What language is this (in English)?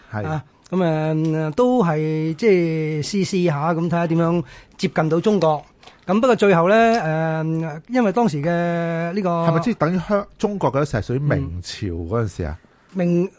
Chinese